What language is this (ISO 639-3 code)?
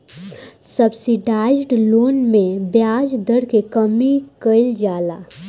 bho